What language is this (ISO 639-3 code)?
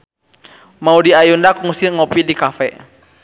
sun